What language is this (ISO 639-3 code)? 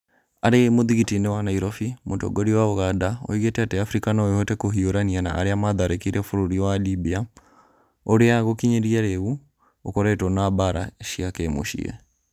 kik